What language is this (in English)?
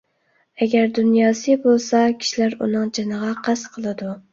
Uyghur